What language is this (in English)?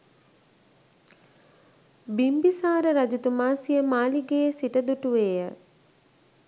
Sinhala